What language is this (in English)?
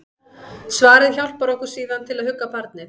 Icelandic